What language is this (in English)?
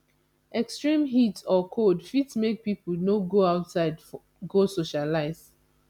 Nigerian Pidgin